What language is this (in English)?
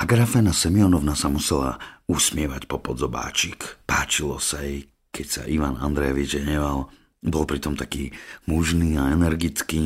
Slovak